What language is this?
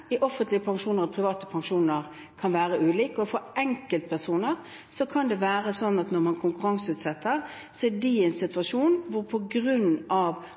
Norwegian Bokmål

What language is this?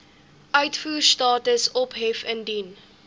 Afrikaans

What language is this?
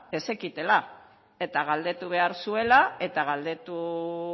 Basque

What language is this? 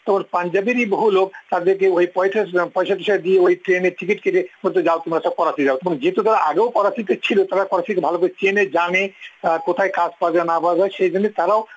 Bangla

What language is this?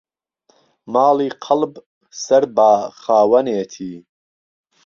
Central Kurdish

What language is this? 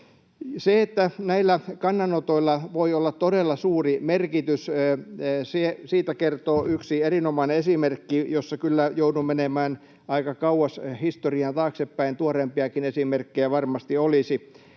Finnish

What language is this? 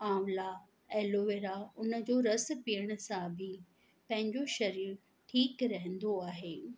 Sindhi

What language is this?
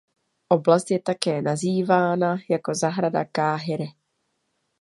Czech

